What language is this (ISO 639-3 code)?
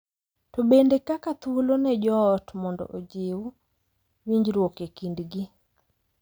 luo